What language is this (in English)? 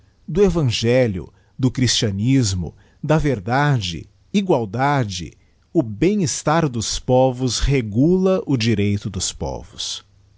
Portuguese